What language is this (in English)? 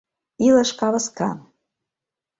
Mari